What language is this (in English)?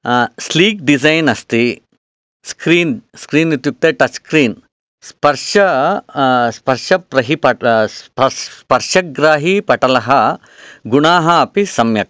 Sanskrit